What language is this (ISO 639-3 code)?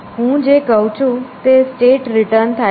guj